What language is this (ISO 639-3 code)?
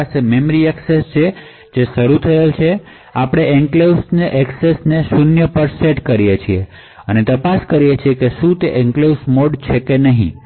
guj